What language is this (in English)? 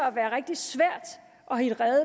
Danish